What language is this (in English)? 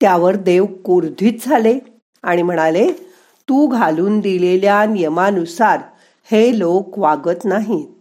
Marathi